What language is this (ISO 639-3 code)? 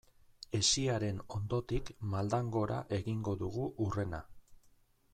eus